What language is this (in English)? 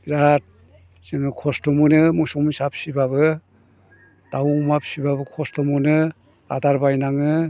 Bodo